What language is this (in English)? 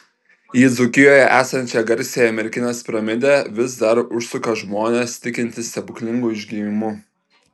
Lithuanian